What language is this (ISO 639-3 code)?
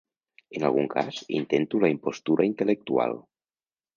cat